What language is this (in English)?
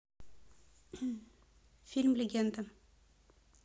Russian